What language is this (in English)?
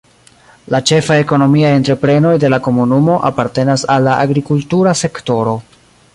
Esperanto